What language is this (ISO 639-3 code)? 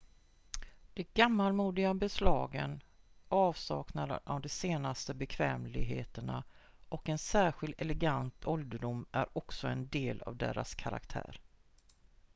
swe